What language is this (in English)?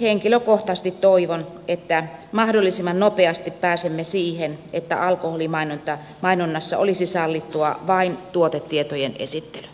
Finnish